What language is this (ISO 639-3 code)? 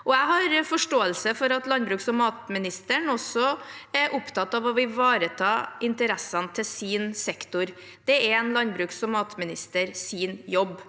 nor